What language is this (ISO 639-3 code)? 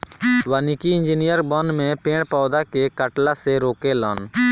bho